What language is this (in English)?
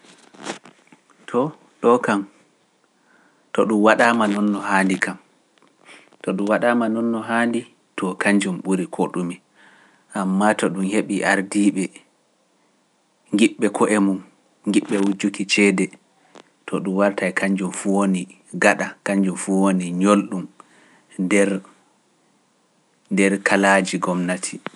Pular